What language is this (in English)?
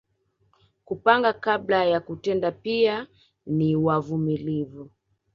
Swahili